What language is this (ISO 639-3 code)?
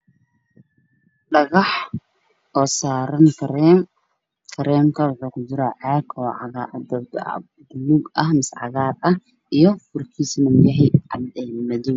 som